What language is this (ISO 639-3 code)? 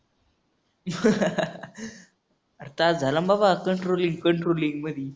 mar